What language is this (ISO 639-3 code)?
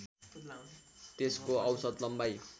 nep